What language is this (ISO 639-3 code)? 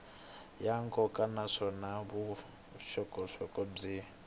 tso